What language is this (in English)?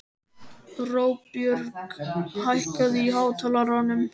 Icelandic